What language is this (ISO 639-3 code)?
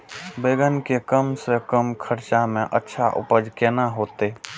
mai